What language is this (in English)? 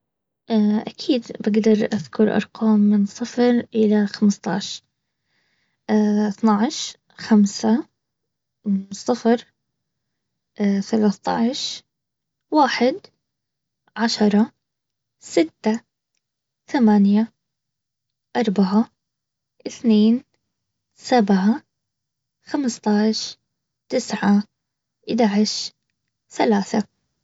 Baharna Arabic